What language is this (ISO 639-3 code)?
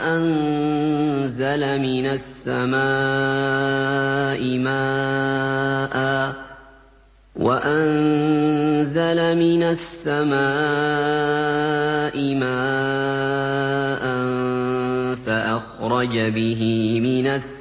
ara